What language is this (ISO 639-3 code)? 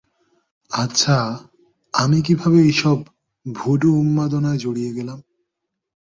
ben